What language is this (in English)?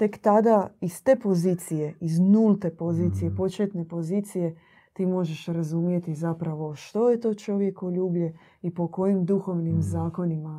Croatian